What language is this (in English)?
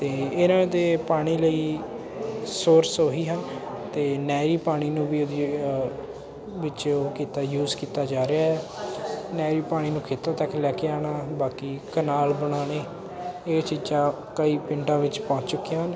Punjabi